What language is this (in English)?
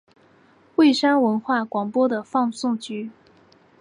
Chinese